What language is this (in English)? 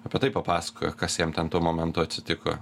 Lithuanian